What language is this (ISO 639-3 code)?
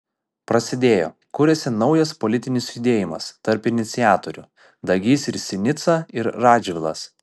lit